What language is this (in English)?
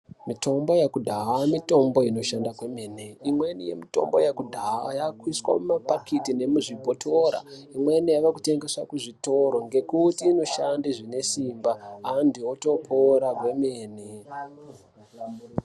Ndau